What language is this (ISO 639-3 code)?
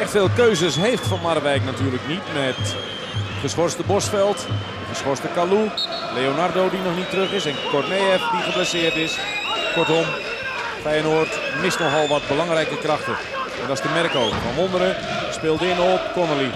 nld